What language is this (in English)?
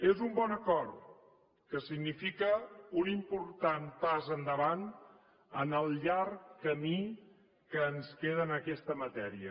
Catalan